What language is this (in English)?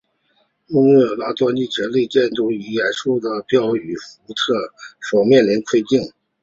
Chinese